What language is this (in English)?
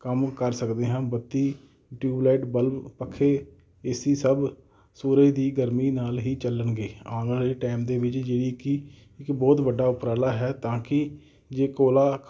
Punjabi